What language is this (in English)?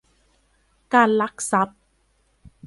Thai